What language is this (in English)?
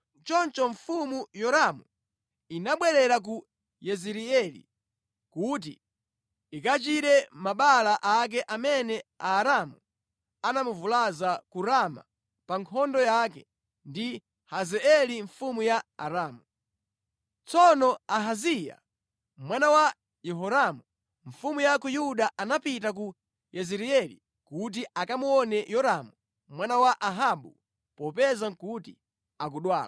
Nyanja